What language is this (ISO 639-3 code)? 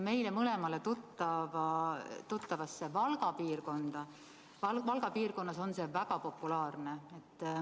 est